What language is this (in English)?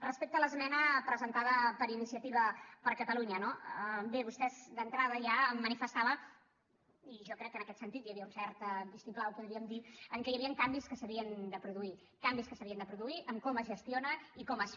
Catalan